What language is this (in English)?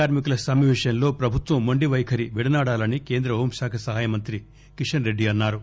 Telugu